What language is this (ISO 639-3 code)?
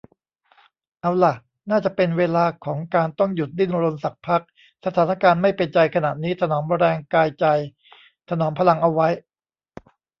tha